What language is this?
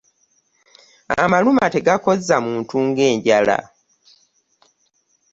Ganda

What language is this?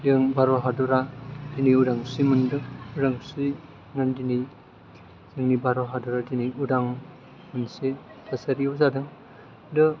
Bodo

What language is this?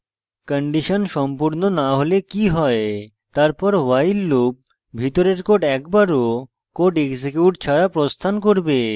Bangla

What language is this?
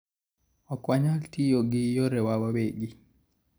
Luo (Kenya and Tanzania)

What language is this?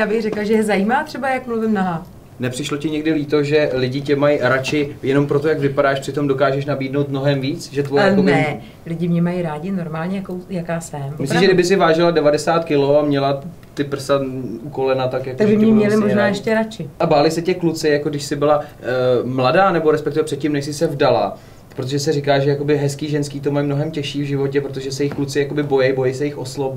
Czech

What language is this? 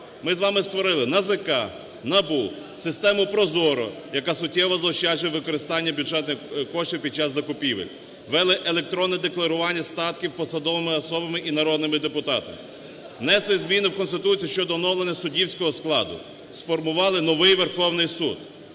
Ukrainian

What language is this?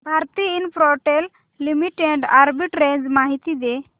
Marathi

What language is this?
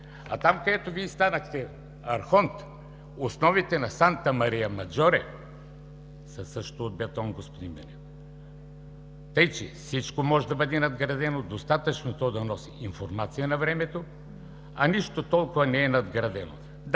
Bulgarian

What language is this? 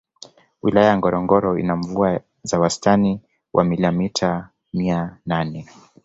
Swahili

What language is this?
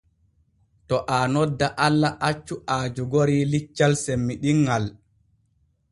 Borgu Fulfulde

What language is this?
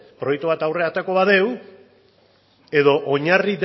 Basque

